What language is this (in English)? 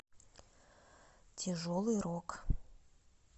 Russian